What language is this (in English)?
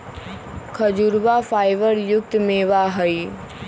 Magahi